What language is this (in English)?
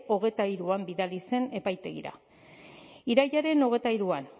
Basque